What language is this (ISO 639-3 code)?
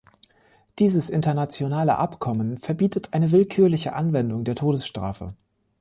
deu